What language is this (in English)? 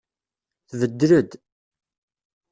Kabyle